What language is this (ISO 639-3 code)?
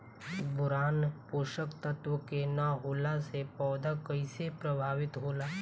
bho